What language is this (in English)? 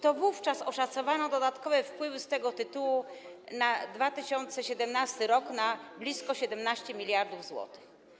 Polish